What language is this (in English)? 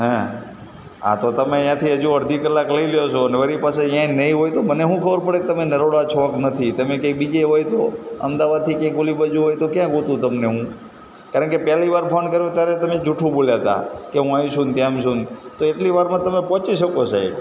Gujarati